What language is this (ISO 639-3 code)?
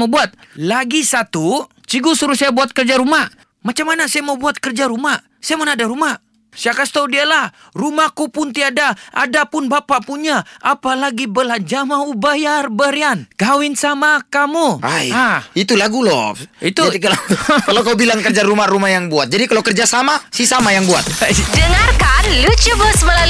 msa